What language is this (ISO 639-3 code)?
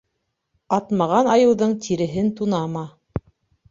bak